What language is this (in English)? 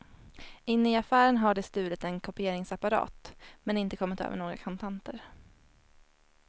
Swedish